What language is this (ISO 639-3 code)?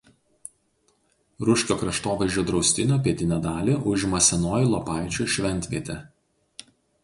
lit